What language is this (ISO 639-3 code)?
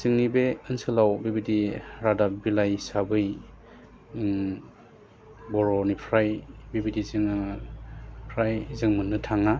brx